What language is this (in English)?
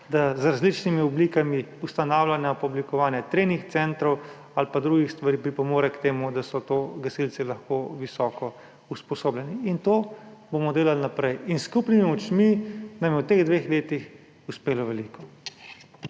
Slovenian